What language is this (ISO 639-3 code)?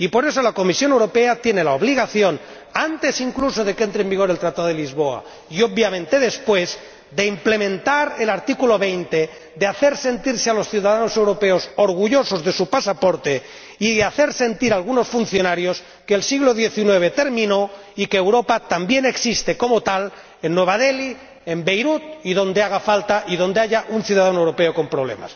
spa